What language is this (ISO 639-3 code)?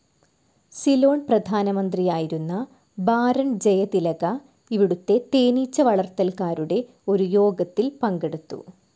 mal